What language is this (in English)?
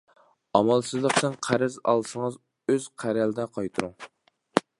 Uyghur